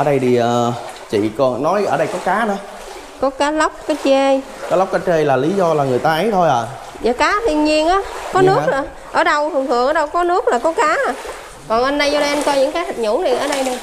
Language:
Vietnamese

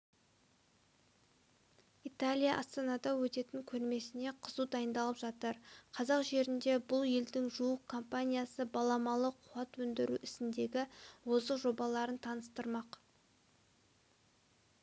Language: Kazakh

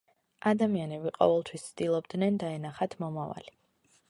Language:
Georgian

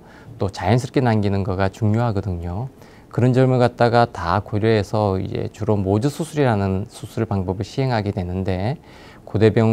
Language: Korean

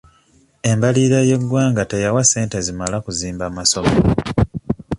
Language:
Ganda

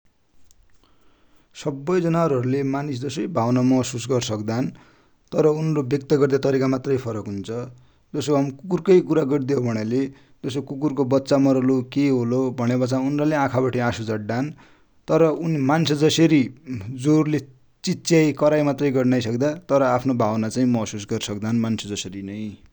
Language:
Dotyali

